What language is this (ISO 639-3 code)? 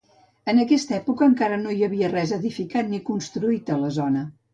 cat